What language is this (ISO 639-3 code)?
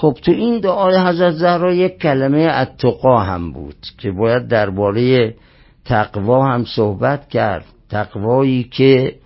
fas